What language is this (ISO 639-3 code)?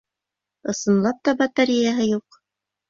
bak